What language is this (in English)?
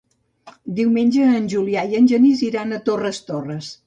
Catalan